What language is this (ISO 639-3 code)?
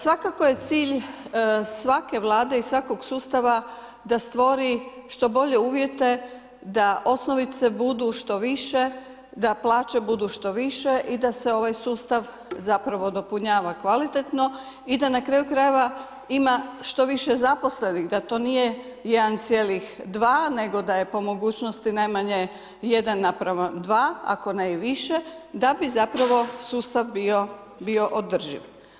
hrv